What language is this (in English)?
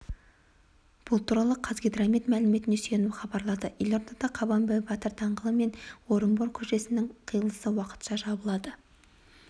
Kazakh